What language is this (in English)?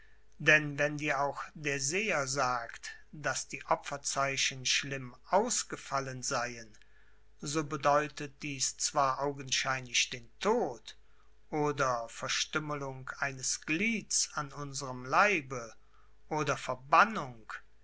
German